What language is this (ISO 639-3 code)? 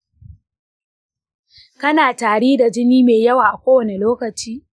hau